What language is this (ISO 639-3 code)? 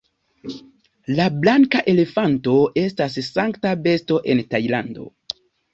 epo